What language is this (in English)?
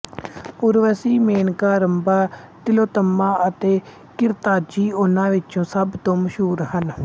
Punjabi